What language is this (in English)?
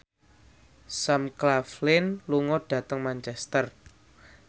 Javanese